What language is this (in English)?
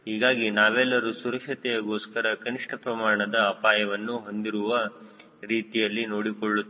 Kannada